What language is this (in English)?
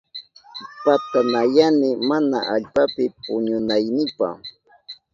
Southern Pastaza Quechua